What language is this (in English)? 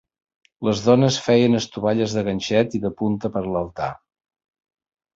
Catalan